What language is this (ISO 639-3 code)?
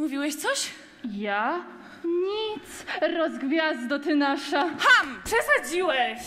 pol